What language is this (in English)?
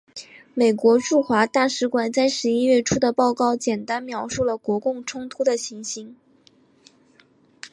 Chinese